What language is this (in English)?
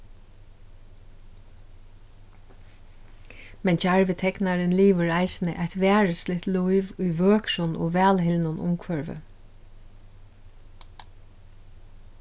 Faroese